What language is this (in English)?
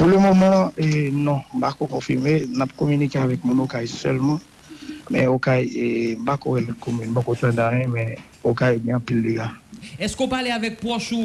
French